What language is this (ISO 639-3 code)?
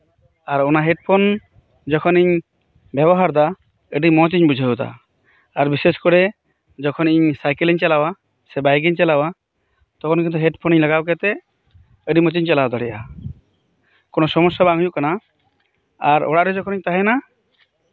sat